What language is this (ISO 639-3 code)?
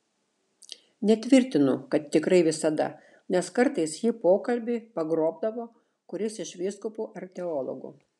lit